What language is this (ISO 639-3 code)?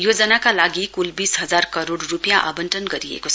nep